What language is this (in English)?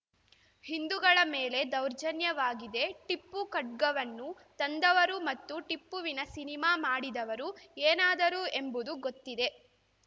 Kannada